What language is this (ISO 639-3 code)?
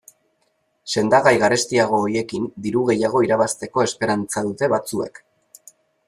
eus